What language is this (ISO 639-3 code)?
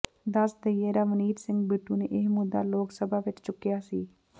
pan